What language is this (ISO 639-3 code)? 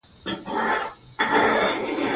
pus